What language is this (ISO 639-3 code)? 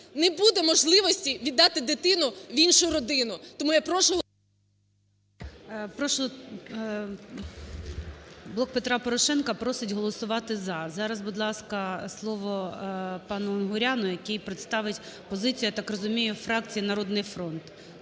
ukr